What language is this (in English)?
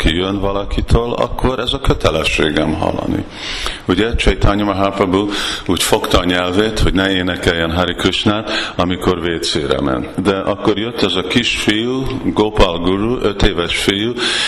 Hungarian